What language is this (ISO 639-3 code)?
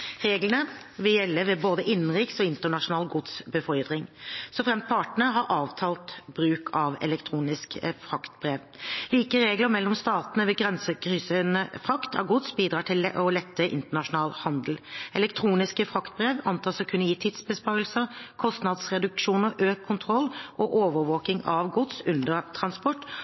nob